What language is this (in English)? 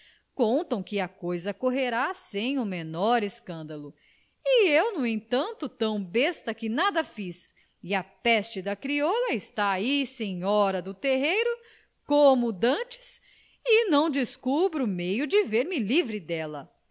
Portuguese